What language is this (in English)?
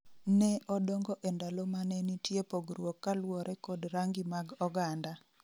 Luo (Kenya and Tanzania)